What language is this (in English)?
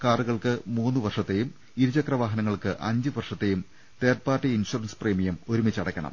Malayalam